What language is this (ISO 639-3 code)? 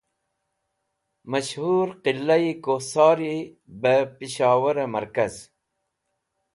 wbl